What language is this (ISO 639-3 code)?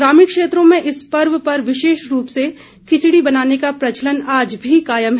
hin